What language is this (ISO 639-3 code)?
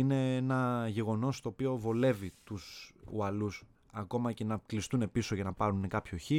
ell